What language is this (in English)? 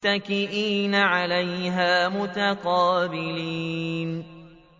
Arabic